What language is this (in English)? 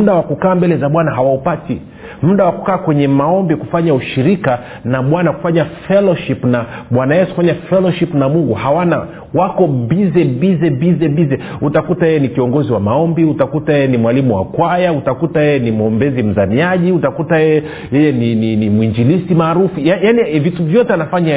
Swahili